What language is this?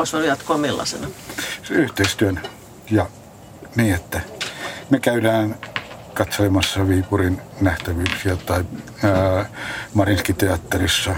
Finnish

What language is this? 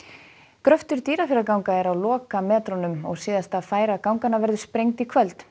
Icelandic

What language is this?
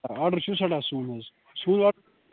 Kashmiri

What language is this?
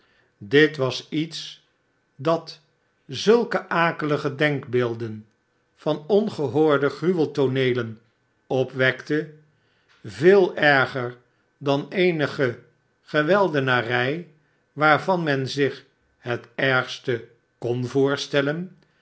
Dutch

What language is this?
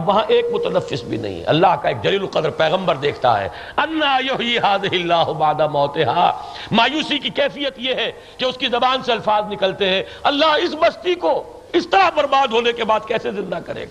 Urdu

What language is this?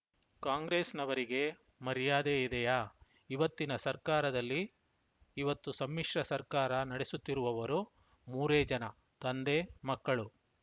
Kannada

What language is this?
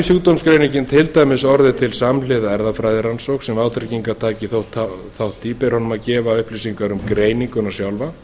Icelandic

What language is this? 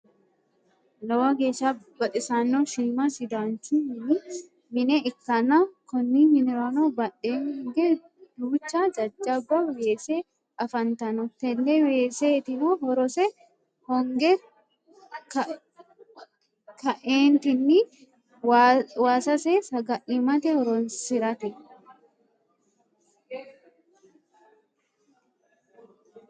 Sidamo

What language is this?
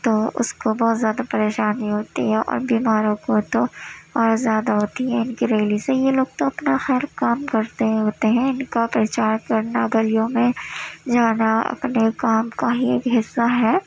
Urdu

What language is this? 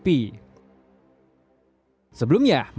Indonesian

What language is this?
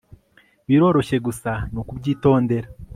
Kinyarwanda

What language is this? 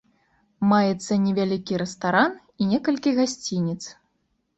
Belarusian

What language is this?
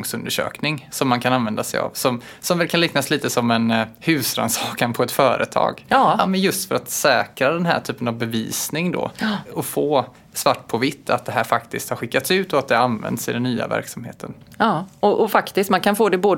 Swedish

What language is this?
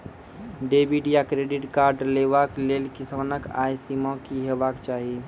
Maithili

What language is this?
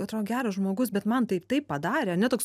Lithuanian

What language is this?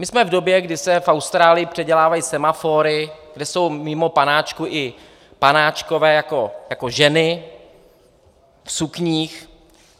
Czech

